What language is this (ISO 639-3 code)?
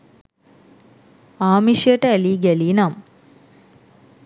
sin